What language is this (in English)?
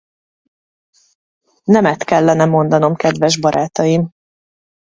Hungarian